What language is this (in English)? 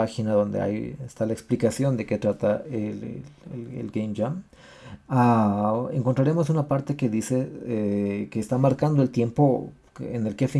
Spanish